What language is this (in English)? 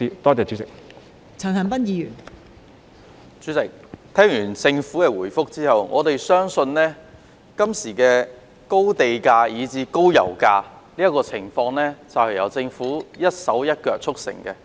Cantonese